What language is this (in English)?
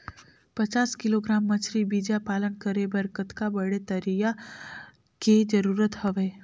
Chhattisgarhi